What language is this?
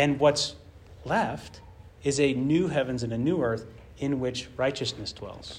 English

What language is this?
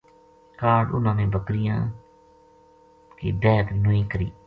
Gujari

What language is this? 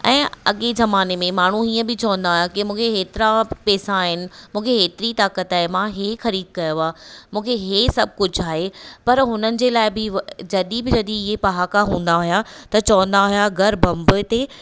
Sindhi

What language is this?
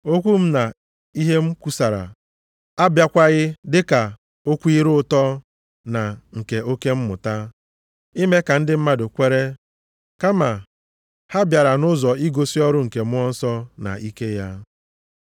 Igbo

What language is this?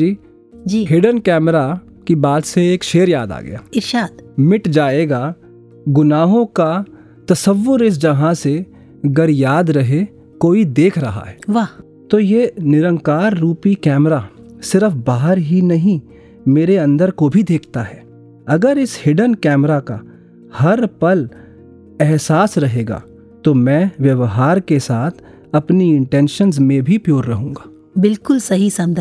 Hindi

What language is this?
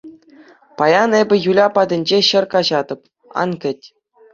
Chuvash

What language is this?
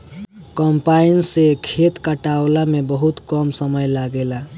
Bhojpuri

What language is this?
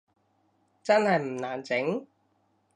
Cantonese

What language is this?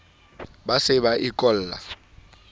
Southern Sotho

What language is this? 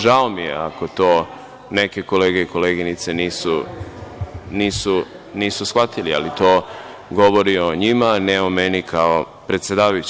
Serbian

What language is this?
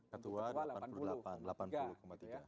Indonesian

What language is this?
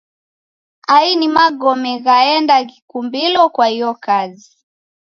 Taita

